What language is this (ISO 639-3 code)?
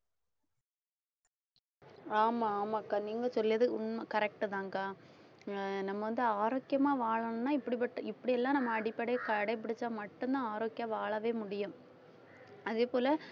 tam